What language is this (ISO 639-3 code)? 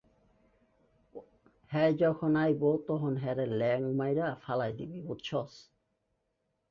ben